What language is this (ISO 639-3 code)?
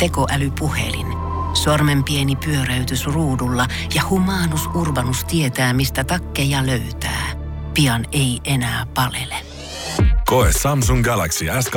fin